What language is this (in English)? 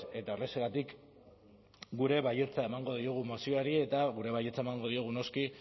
Basque